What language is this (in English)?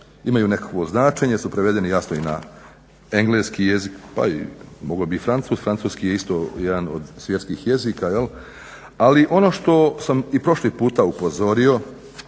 Croatian